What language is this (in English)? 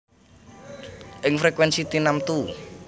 Javanese